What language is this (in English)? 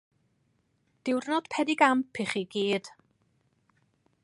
Welsh